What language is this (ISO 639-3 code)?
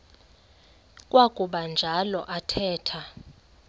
xho